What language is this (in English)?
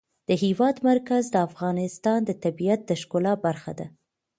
Pashto